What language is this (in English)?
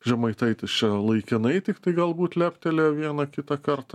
Lithuanian